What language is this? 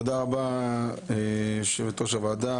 Hebrew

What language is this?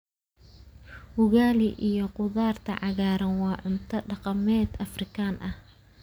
Somali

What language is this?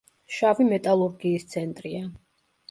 Georgian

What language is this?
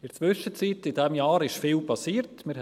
Swiss German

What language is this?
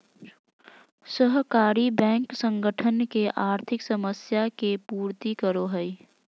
Magahi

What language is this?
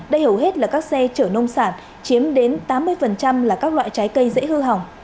Vietnamese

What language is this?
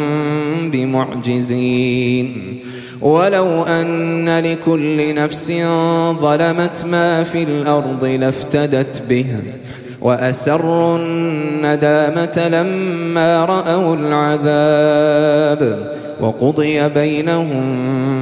Arabic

